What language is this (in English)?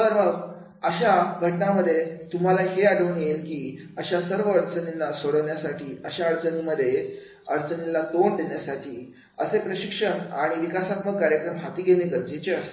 Marathi